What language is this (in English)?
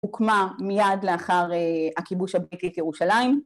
Hebrew